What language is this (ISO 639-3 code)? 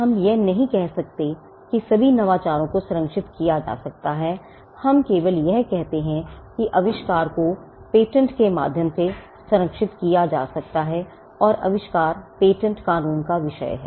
hin